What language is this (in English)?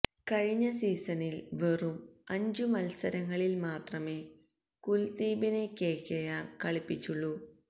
Malayalam